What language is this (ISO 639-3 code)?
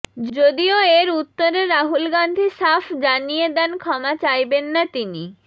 ben